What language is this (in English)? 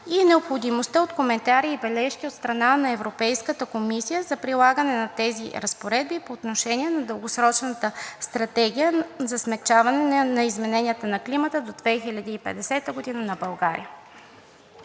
Bulgarian